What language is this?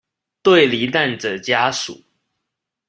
Chinese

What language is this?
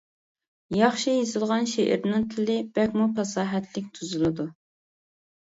Uyghur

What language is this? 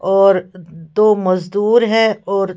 Hindi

